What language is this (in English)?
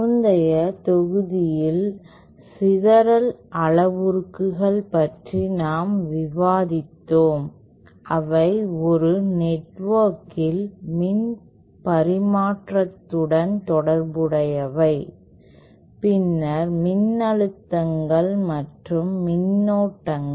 Tamil